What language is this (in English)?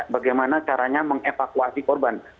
Indonesian